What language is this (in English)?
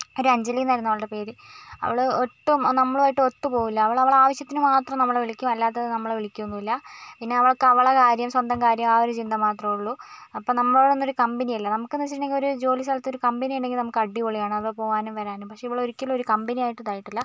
Malayalam